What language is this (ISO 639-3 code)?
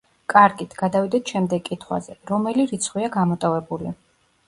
kat